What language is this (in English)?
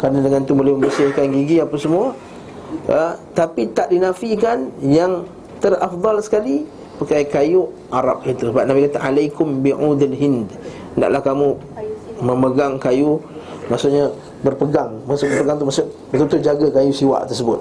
Malay